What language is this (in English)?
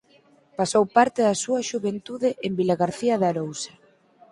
Galician